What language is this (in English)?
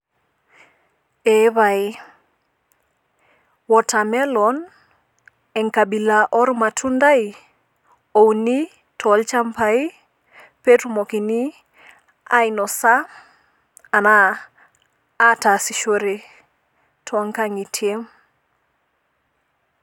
Masai